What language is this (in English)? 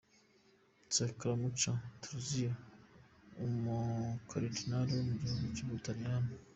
Kinyarwanda